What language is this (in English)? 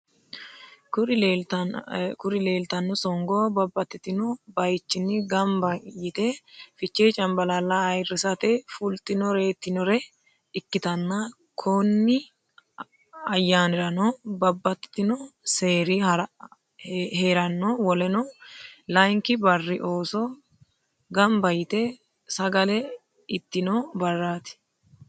Sidamo